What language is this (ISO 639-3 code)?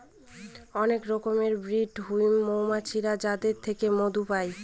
ben